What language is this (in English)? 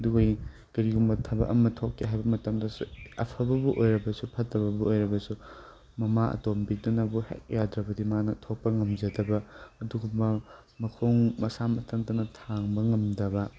Manipuri